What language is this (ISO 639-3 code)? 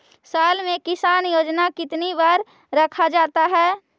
mag